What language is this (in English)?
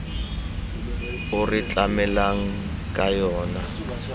Tswana